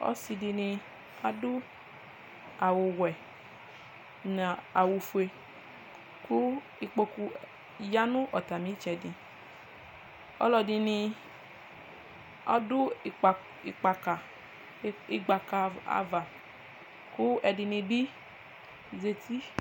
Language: Ikposo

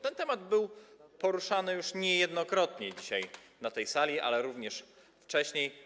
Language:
Polish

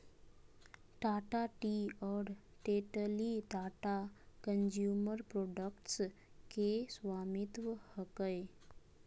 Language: Magahi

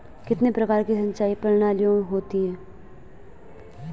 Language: Hindi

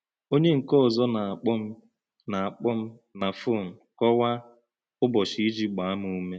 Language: Igbo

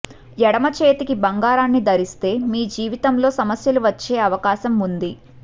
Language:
Telugu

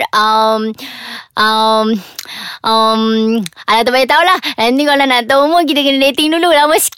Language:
Malay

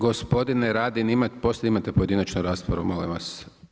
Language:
Croatian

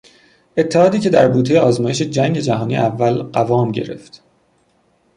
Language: Persian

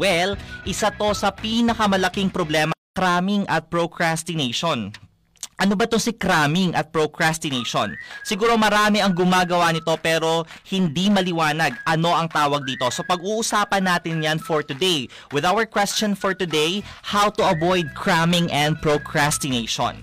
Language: Filipino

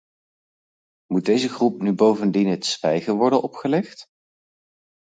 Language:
Dutch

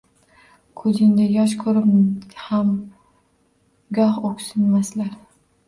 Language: Uzbek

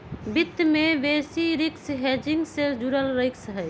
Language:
Magahi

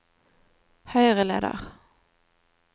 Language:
Norwegian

